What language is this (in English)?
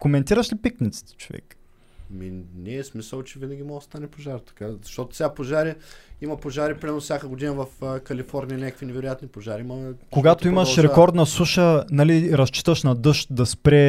Bulgarian